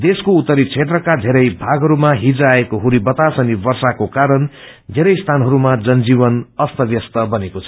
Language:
Nepali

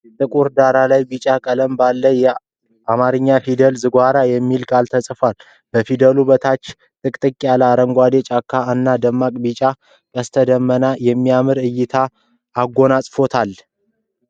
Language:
Amharic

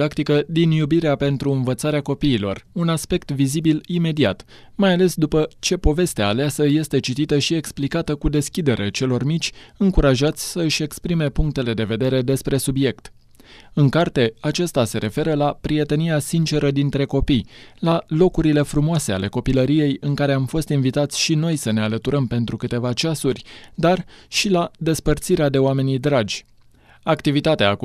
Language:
Romanian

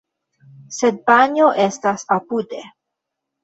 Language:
Esperanto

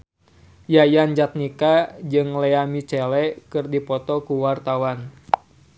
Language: Sundanese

